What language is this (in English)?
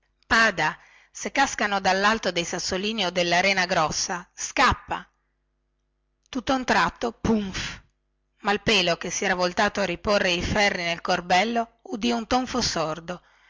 Italian